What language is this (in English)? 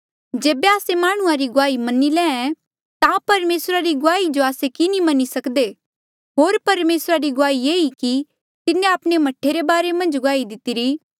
Mandeali